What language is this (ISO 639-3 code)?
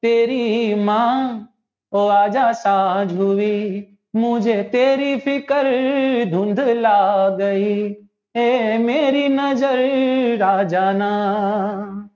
guj